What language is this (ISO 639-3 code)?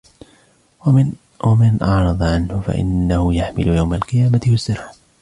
ara